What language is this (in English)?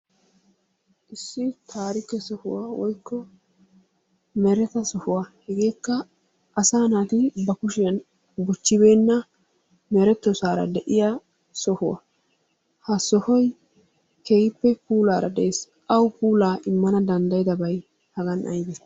Wolaytta